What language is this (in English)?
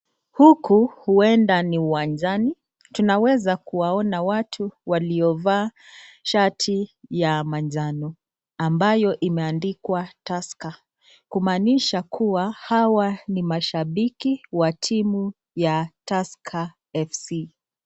Swahili